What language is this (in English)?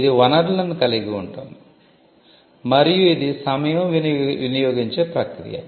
Telugu